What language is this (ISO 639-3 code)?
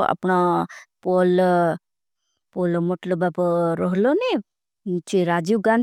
bhb